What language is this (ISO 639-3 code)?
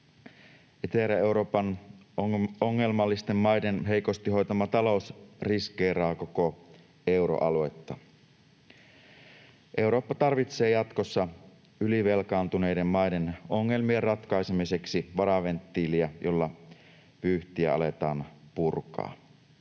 fin